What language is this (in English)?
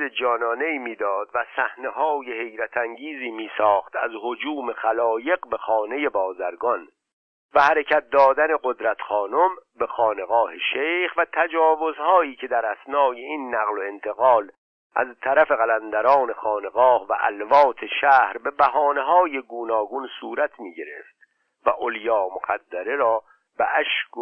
Persian